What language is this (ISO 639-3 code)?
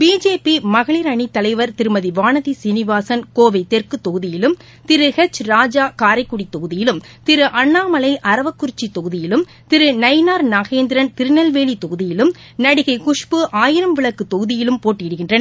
tam